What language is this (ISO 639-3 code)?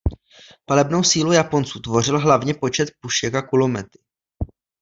ces